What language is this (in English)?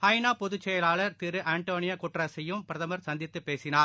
Tamil